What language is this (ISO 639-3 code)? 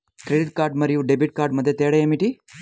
tel